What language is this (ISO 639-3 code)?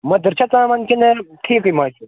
kas